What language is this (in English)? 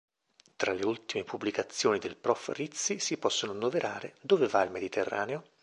Italian